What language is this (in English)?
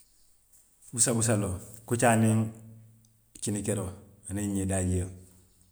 Western Maninkakan